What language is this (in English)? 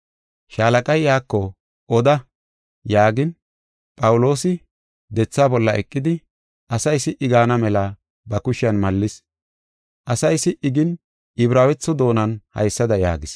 Gofa